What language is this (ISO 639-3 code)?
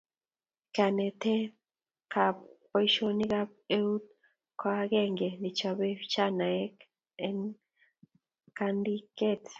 kln